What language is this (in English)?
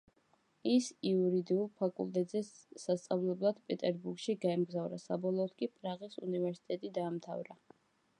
Georgian